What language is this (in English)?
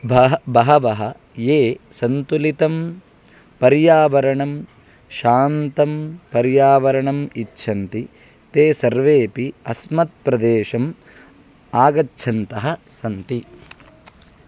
Sanskrit